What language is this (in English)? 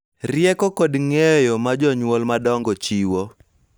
Luo (Kenya and Tanzania)